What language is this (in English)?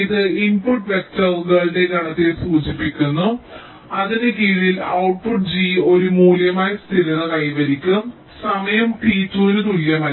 Malayalam